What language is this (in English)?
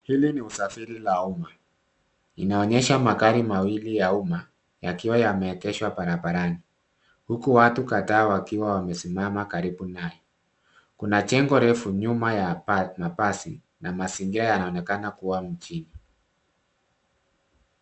Swahili